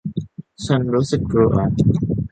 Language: Thai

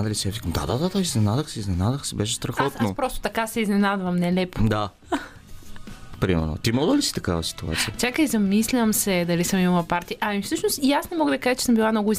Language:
Bulgarian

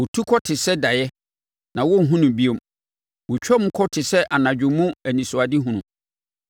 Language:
Akan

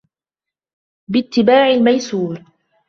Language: Arabic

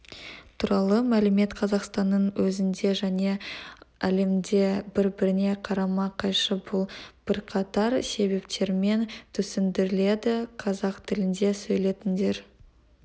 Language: Kazakh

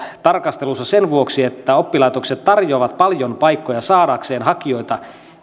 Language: Finnish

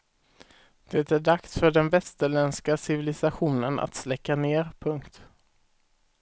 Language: Swedish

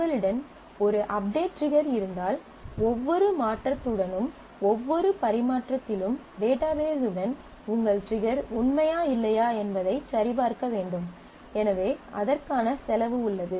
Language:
Tamil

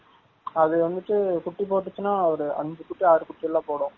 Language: Tamil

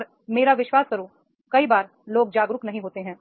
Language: Hindi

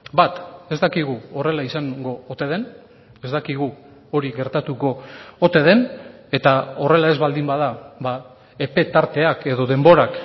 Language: Basque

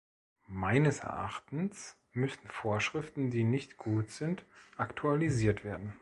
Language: German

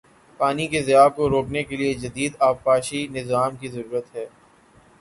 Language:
Urdu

